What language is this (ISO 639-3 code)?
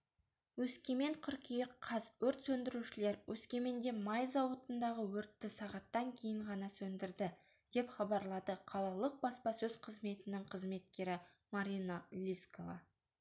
kaz